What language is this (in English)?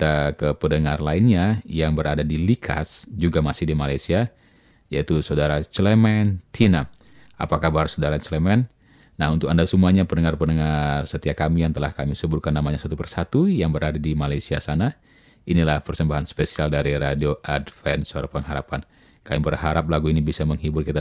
Indonesian